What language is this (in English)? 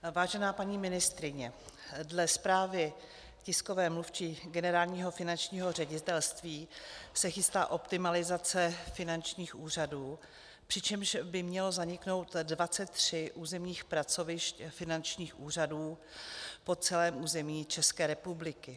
Czech